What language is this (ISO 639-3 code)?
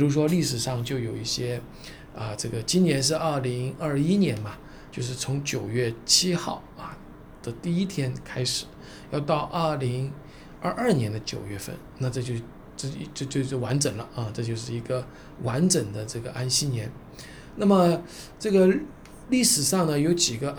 zho